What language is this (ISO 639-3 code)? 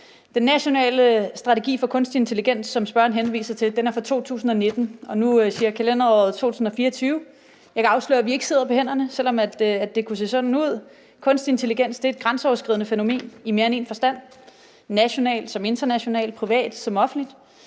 dan